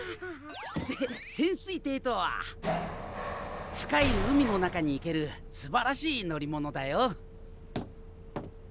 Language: Japanese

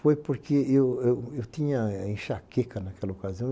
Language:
Portuguese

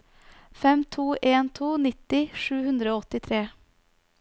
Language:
Norwegian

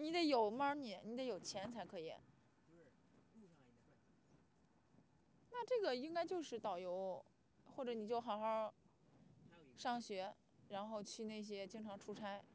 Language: Chinese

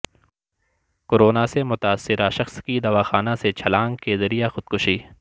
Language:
Urdu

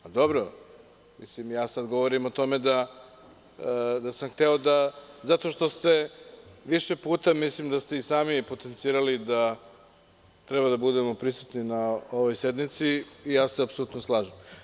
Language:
Serbian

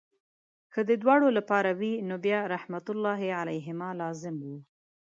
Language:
Pashto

